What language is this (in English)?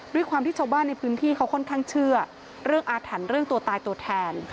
Thai